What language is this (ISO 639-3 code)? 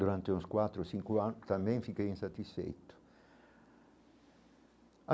por